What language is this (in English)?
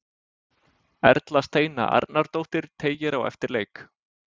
Icelandic